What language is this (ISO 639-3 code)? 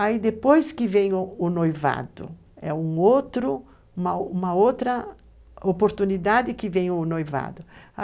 por